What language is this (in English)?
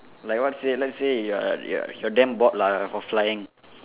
English